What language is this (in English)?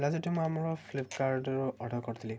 Odia